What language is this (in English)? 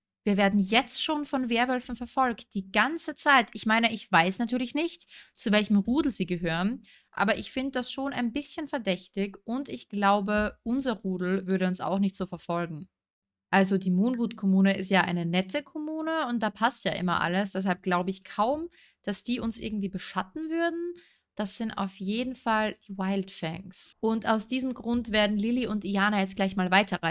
German